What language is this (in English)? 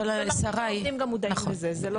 Hebrew